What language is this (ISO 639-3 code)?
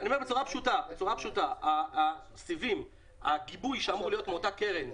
heb